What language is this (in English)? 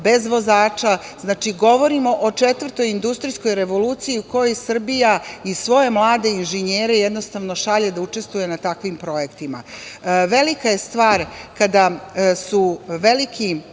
Serbian